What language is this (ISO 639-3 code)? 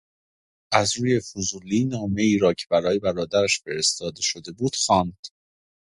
fas